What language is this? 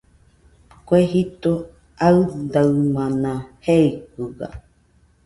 Nüpode Huitoto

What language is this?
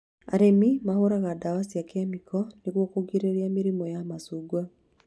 Kikuyu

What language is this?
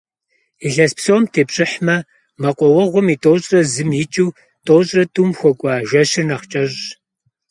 Kabardian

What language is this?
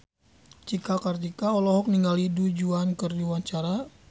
Sundanese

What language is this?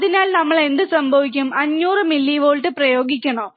Malayalam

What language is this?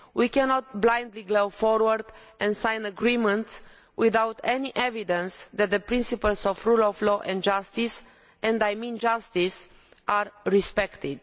English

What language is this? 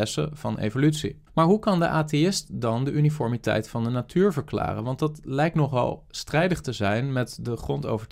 Dutch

